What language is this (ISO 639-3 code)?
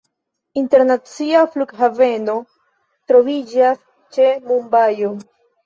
epo